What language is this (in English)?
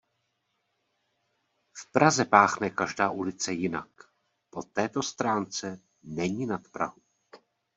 Czech